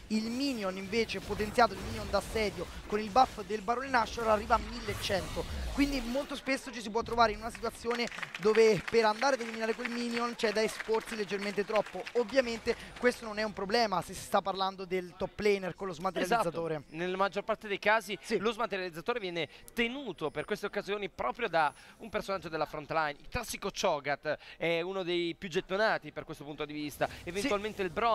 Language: Italian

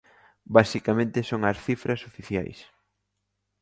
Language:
Galician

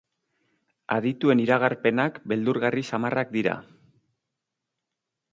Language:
Basque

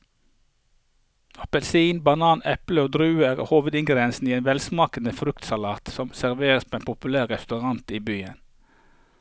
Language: Norwegian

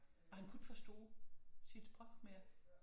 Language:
Danish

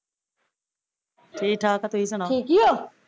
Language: Punjabi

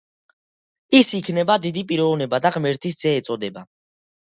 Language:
Georgian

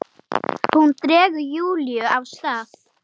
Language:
Icelandic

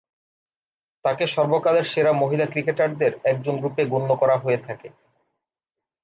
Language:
Bangla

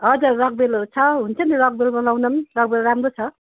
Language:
Nepali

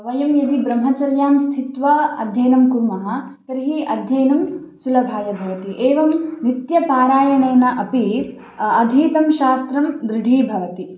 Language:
Sanskrit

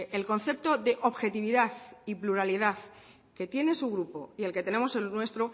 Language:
Spanish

